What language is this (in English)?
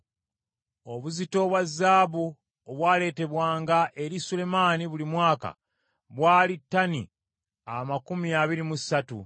Ganda